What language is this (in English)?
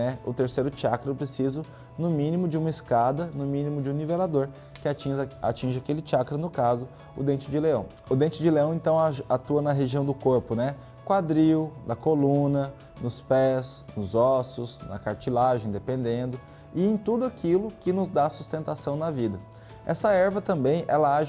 Portuguese